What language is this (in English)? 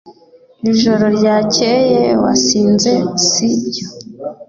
Kinyarwanda